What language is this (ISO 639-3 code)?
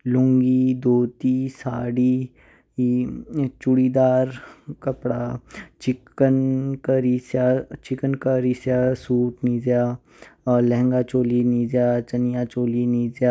kfk